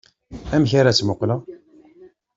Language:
Kabyle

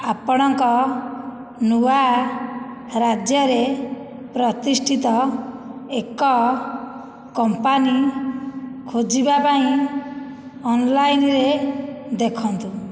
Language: Odia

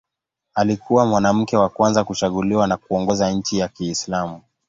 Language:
Swahili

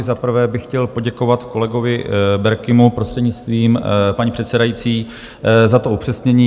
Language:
Czech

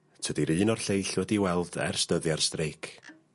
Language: Welsh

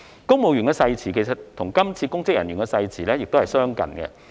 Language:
Cantonese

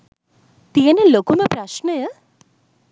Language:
Sinhala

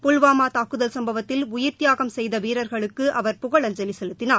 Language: Tamil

